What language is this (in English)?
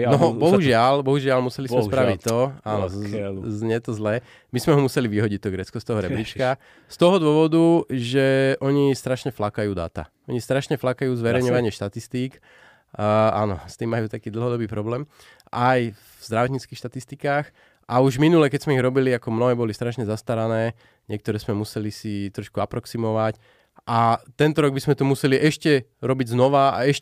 Slovak